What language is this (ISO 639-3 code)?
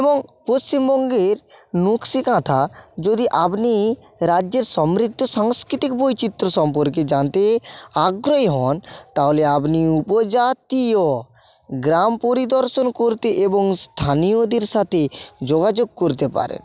ben